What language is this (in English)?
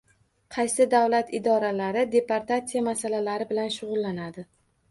Uzbek